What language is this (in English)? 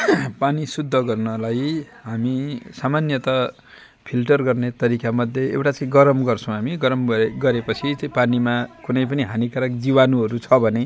Nepali